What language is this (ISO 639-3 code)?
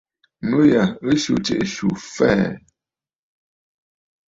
bfd